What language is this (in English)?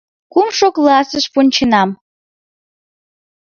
Mari